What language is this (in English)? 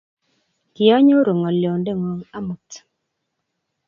Kalenjin